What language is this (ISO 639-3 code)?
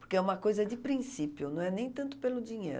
por